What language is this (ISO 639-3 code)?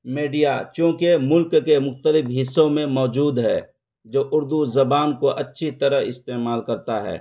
urd